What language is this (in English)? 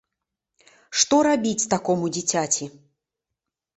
Belarusian